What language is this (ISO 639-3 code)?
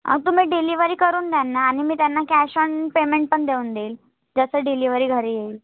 mar